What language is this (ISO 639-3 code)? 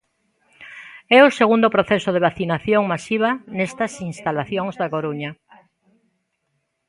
glg